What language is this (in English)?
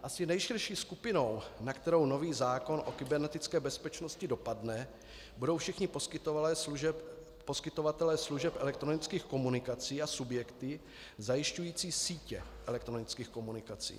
Czech